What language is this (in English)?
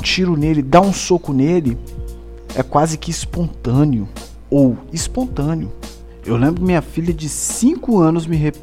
Portuguese